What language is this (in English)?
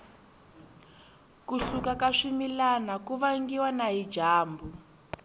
Tsonga